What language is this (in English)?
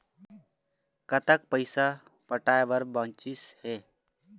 Chhattisgarhi